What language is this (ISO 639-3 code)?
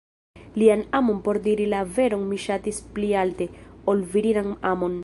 epo